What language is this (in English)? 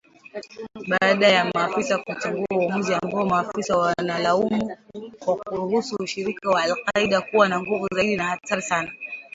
Swahili